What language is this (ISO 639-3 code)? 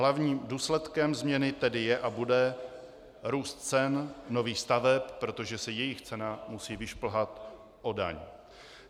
ces